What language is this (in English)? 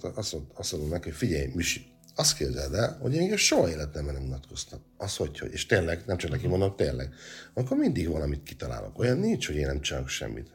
Hungarian